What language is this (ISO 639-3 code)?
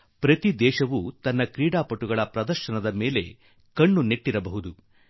kan